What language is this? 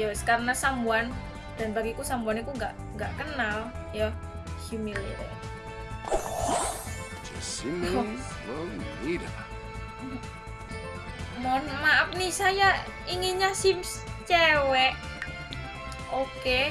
Indonesian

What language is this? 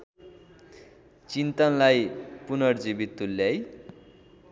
Nepali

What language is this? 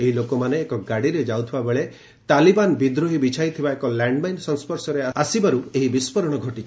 Odia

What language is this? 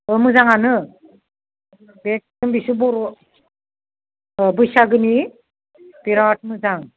Bodo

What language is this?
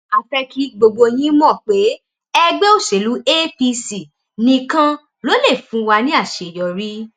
Yoruba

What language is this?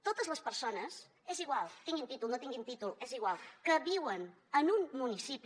Catalan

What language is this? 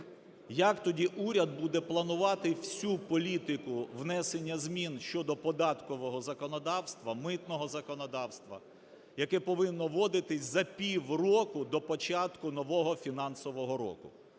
Ukrainian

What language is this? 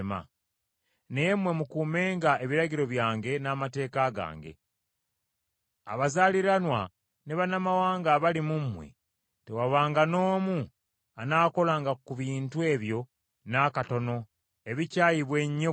Ganda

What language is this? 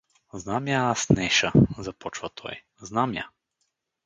Bulgarian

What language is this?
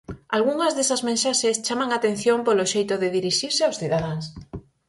Galician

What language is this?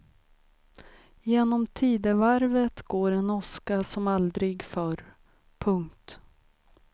Swedish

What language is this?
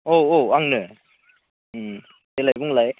Bodo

